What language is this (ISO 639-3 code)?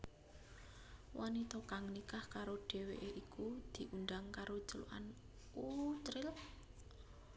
jav